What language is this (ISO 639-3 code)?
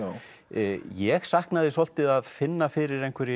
isl